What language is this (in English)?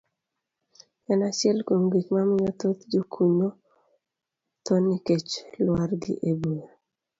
Luo (Kenya and Tanzania)